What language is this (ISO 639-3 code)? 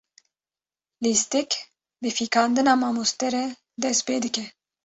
kur